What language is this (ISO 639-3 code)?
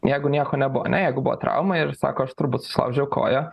lit